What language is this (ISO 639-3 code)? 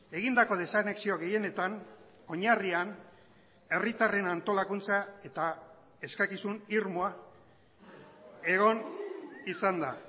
eus